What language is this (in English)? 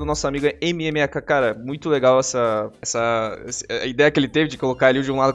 Portuguese